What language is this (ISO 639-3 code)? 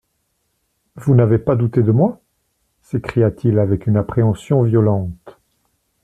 fra